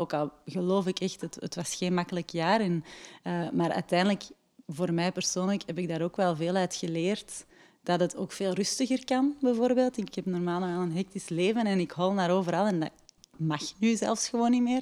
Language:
Dutch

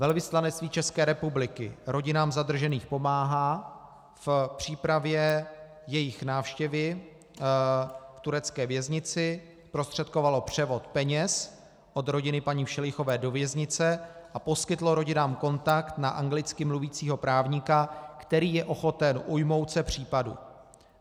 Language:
Czech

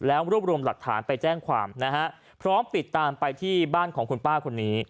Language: Thai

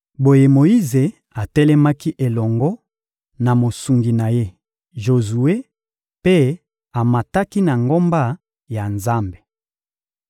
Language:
Lingala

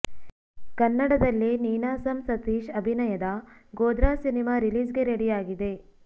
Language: Kannada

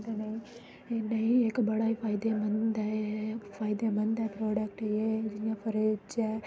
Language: Dogri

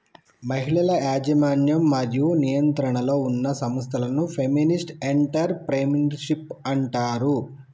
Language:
Telugu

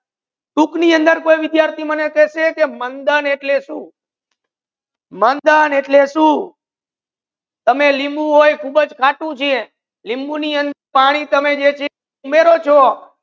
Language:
Gujarati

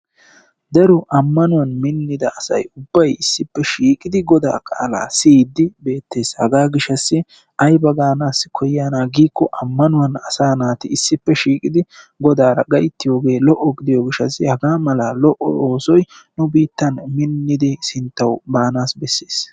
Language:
Wolaytta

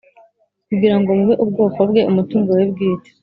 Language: Kinyarwanda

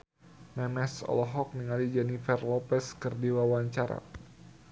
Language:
Sundanese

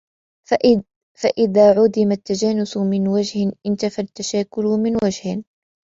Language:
Arabic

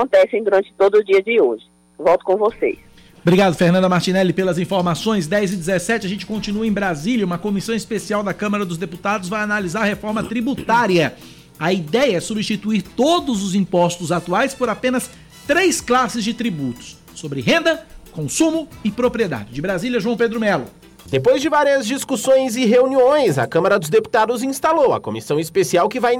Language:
Portuguese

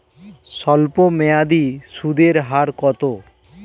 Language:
Bangla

